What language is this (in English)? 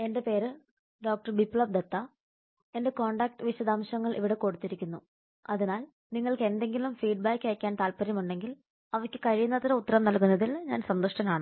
Malayalam